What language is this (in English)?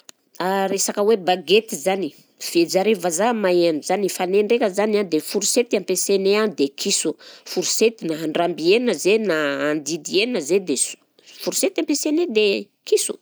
Southern Betsimisaraka Malagasy